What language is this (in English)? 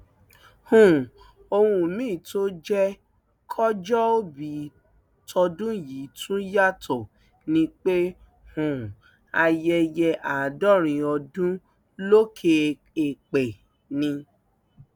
Yoruba